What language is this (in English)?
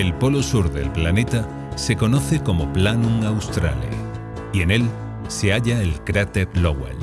Spanish